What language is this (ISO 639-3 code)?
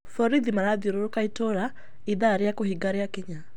kik